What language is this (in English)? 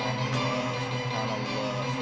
Indonesian